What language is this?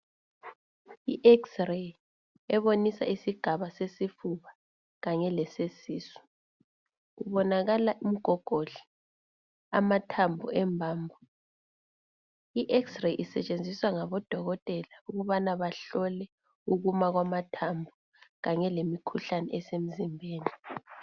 North Ndebele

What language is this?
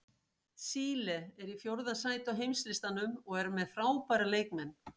Icelandic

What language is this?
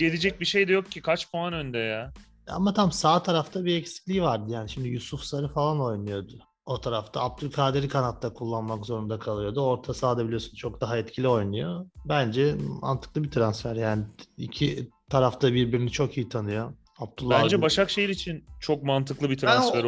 Turkish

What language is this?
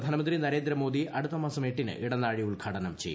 Malayalam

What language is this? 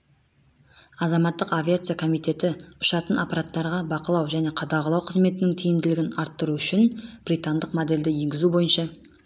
Kazakh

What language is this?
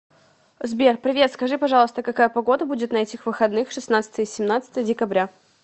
Russian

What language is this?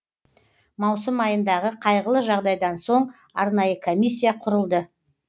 Kazakh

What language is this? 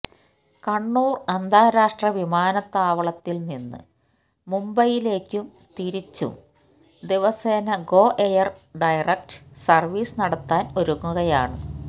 Malayalam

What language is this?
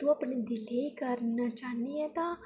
Dogri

